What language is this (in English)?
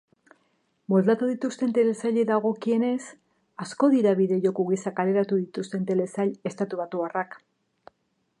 Basque